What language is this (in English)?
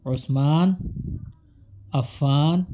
Urdu